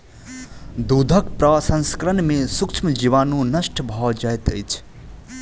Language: Maithili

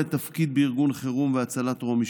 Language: Hebrew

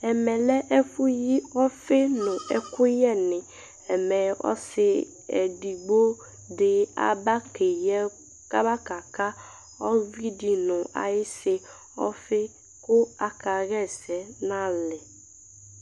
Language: Ikposo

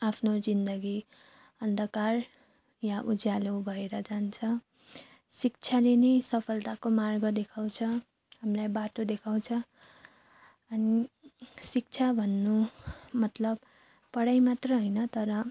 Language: Nepali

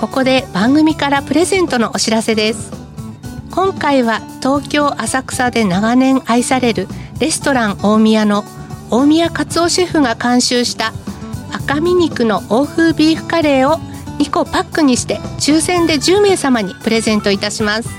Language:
Japanese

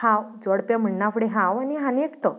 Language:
Konkani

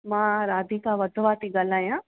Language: Sindhi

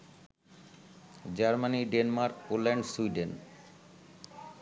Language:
Bangla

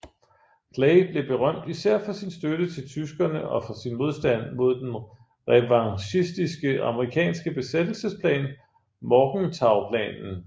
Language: Danish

